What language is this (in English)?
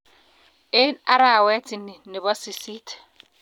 Kalenjin